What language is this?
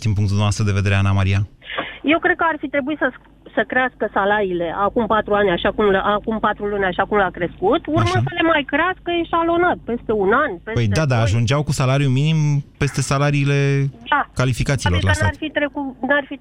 Romanian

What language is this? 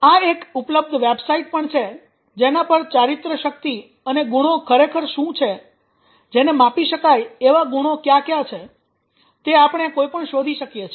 Gujarati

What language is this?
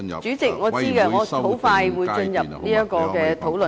Cantonese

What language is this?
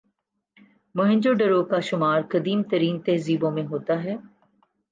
Urdu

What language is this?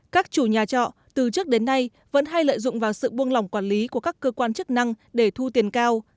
Vietnamese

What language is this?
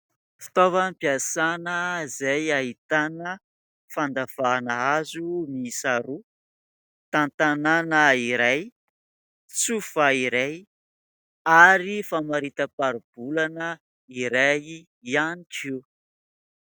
Malagasy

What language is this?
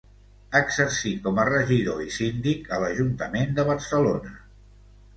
Catalan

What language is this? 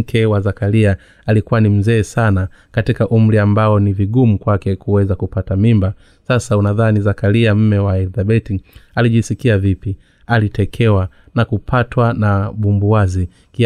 Swahili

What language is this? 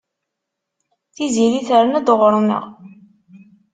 Kabyle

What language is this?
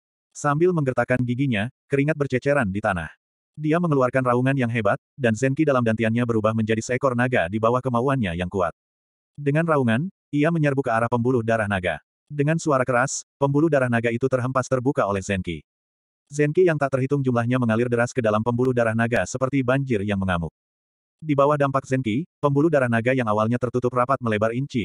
Indonesian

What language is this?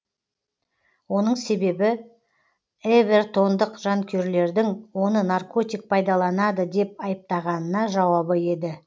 Kazakh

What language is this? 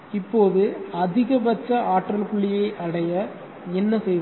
Tamil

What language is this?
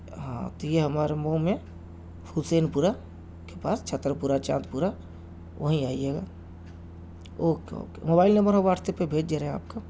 Urdu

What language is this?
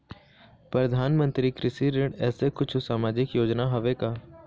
Chhattisgarhi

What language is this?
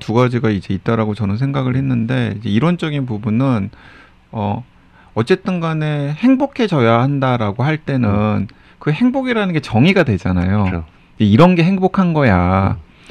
Korean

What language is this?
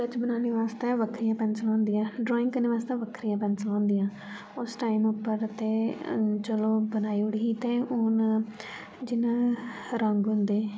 Dogri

